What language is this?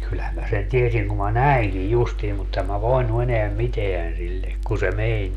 Finnish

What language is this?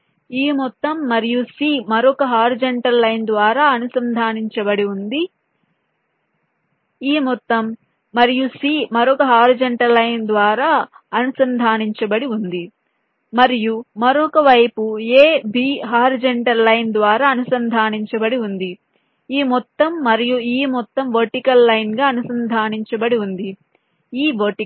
Telugu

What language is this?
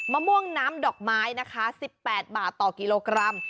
Thai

